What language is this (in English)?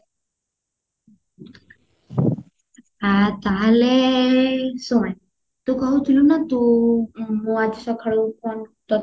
Odia